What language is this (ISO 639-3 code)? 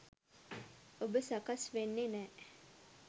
sin